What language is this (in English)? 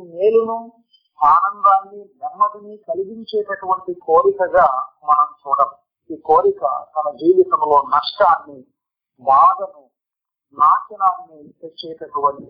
Telugu